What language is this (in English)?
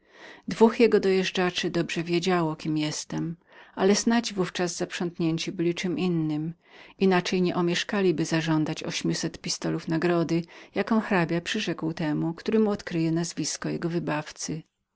Polish